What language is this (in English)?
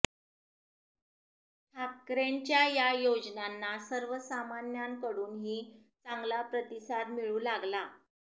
Marathi